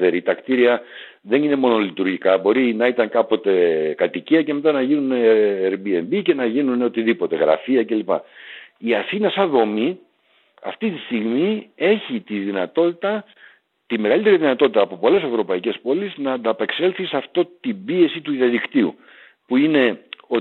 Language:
Greek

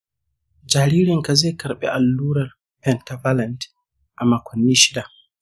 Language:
Hausa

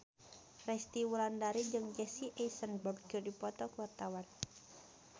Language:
Sundanese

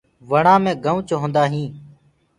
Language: Gurgula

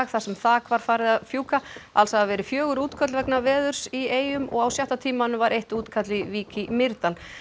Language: Icelandic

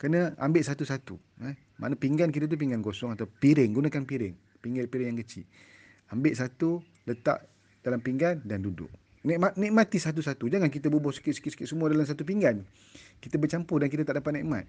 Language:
Malay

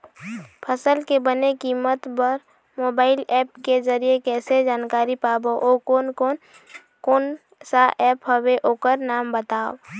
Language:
Chhattisgarhi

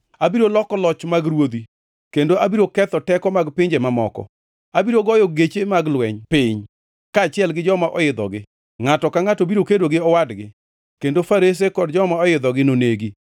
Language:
Luo (Kenya and Tanzania)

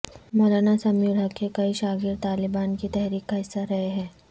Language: Urdu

